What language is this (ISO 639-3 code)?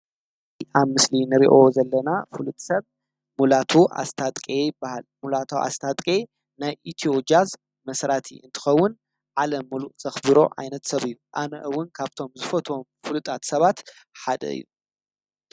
tir